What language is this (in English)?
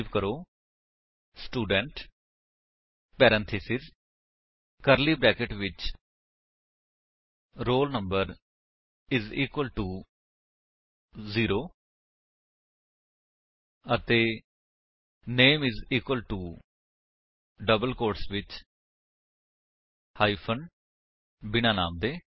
Punjabi